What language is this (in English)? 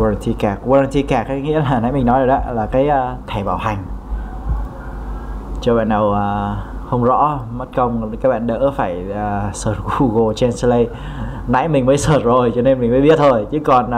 Vietnamese